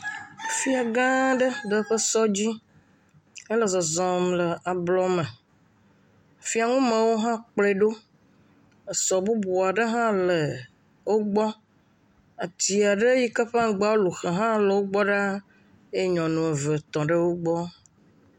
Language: Ewe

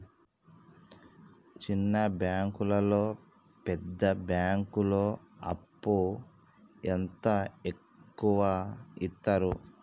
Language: Telugu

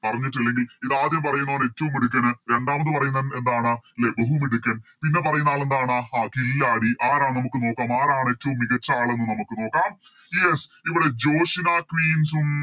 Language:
Malayalam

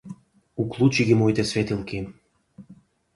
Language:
Macedonian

